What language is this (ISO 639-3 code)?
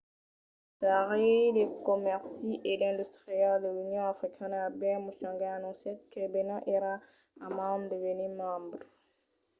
oci